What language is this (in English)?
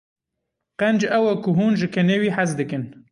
Kurdish